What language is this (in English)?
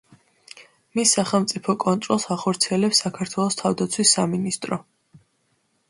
Georgian